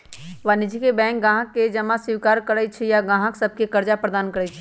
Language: Magahi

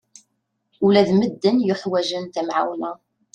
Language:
Kabyle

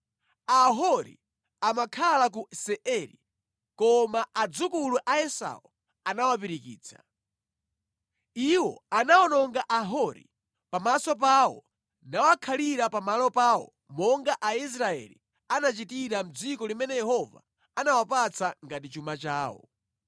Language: Nyanja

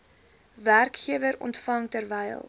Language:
Afrikaans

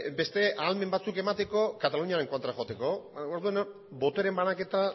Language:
Basque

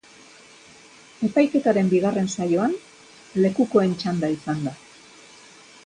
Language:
Basque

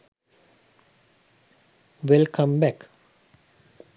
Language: Sinhala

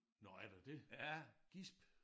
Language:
Danish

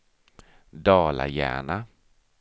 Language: Swedish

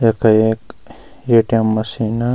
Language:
Garhwali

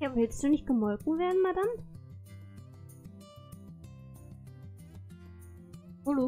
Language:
German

